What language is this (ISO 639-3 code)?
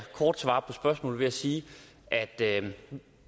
dan